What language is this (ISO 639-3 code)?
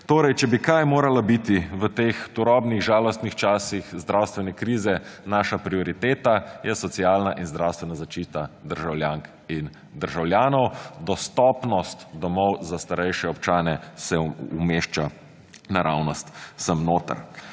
slv